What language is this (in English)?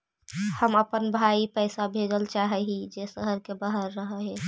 Magahi